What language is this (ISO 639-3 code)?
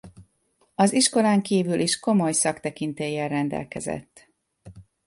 hun